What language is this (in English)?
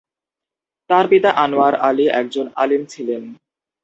Bangla